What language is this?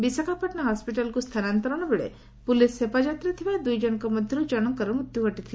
Odia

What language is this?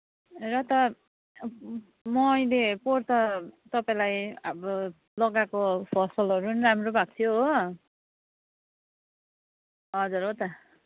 Nepali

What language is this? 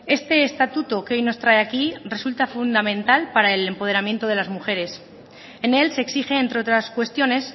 Spanish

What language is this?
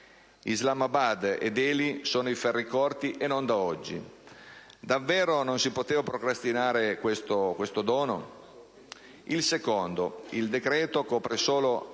Italian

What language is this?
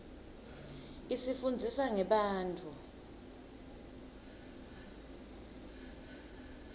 Swati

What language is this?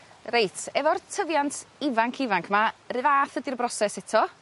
Welsh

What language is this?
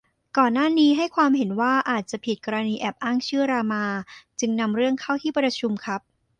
Thai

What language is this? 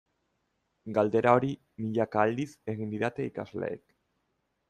Basque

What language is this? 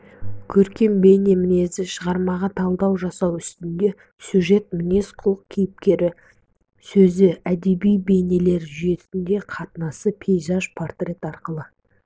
Kazakh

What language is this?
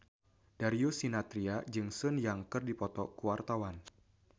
Sundanese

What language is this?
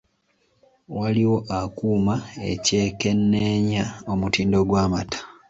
Ganda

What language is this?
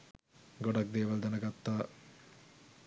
Sinhala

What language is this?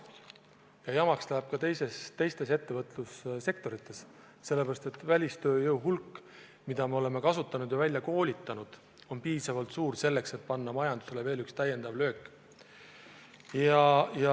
Estonian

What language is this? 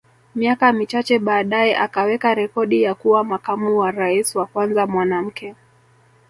Swahili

